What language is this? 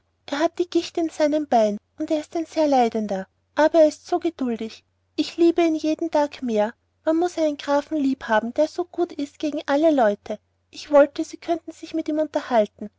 German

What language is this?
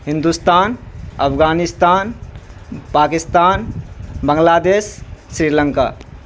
Urdu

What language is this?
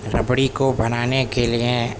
Urdu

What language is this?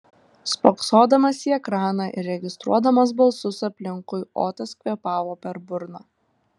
Lithuanian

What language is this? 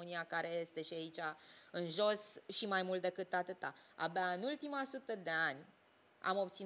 Romanian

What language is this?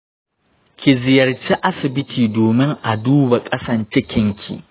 Hausa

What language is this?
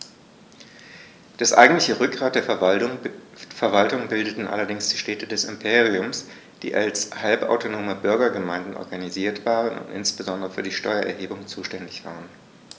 German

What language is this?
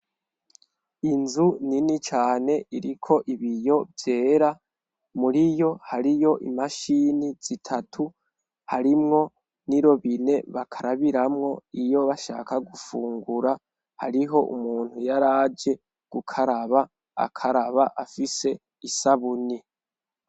Rundi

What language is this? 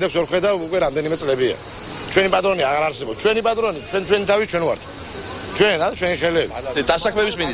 Dutch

